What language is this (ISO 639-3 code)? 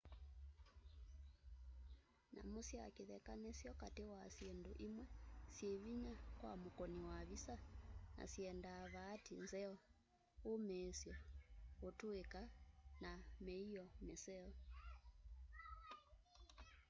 kam